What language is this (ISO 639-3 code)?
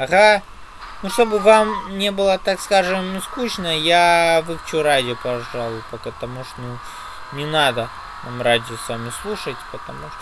rus